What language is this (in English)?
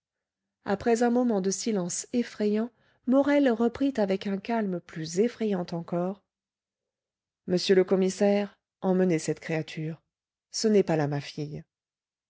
French